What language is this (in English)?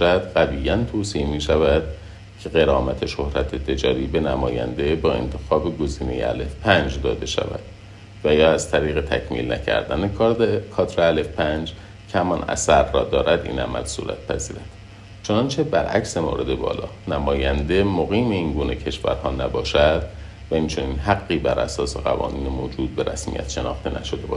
Persian